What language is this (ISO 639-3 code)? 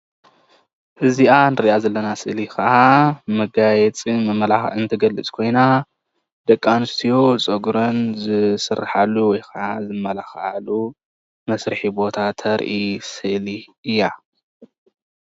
tir